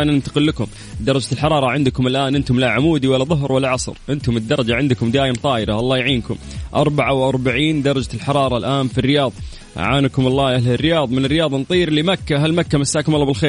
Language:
Arabic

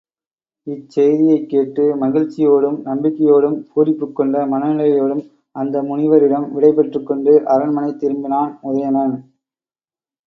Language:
Tamil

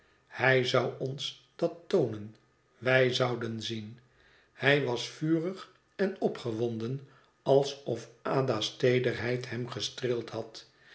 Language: Dutch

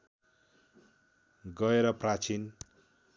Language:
Nepali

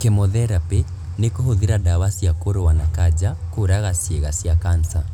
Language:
Kikuyu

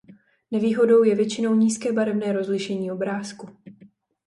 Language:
Czech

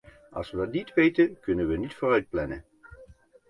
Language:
Dutch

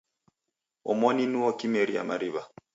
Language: Taita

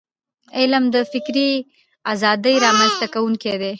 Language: Pashto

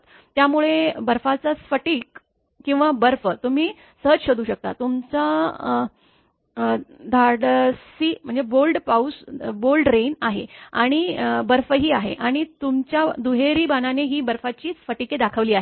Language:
Marathi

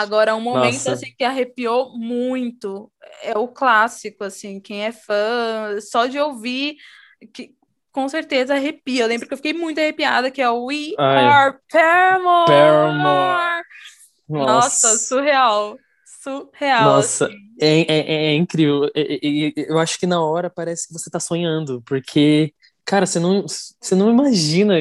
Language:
Portuguese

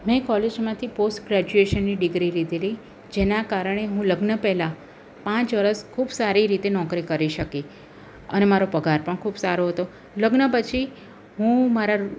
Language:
Gujarati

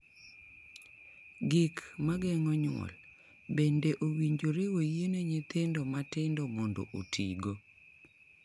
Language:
Luo (Kenya and Tanzania)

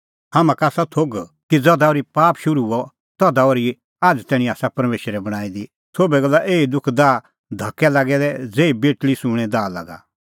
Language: Kullu Pahari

